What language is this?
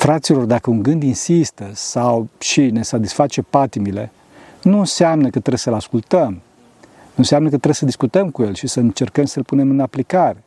Romanian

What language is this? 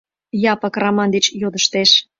Mari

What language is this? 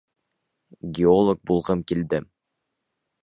Bashkir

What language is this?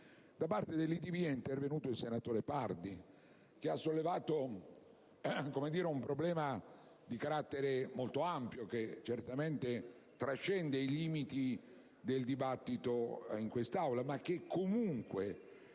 Italian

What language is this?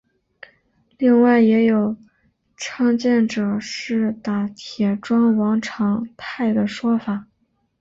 Chinese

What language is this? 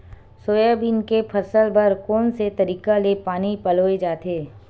Chhattisgarhi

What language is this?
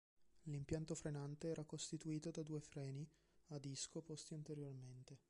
Italian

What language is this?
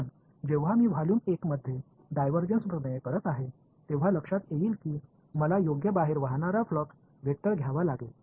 Marathi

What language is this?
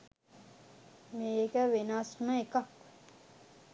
Sinhala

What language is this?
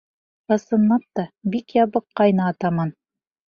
Bashkir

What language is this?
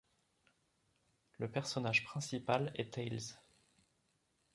French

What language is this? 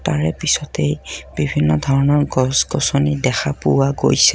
Assamese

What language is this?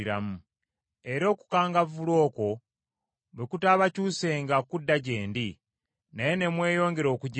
Ganda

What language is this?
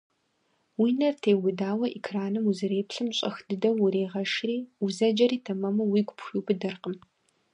Kabardian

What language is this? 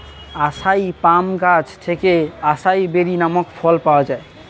Bangla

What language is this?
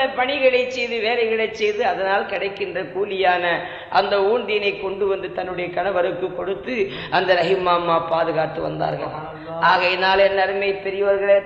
Tamil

